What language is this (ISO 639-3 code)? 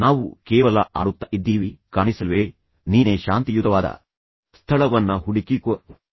kan